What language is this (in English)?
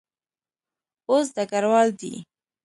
Pashto